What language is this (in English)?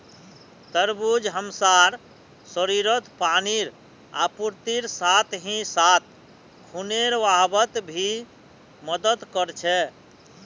Magahi